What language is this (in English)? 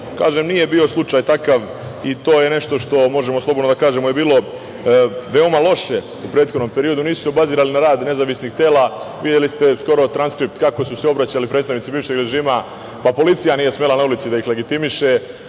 Serbian